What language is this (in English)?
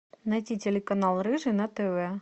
Russian